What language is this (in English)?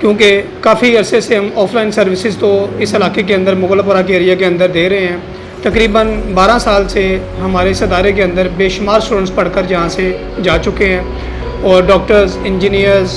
Urdu